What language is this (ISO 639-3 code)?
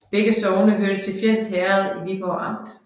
dan